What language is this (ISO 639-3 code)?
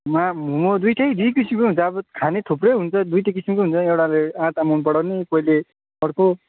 nep